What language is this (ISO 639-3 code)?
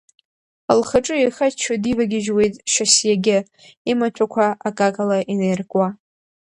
abk